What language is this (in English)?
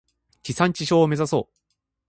Japanese